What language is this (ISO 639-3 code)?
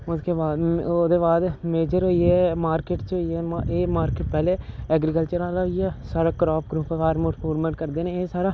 doi